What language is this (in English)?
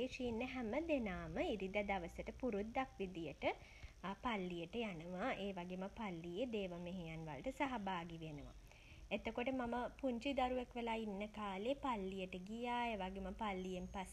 Sinhala